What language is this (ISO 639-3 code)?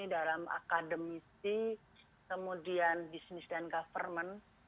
ind